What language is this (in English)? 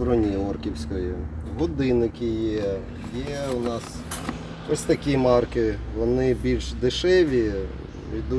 Ukrainian